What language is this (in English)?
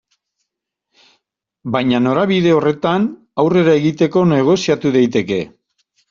Basque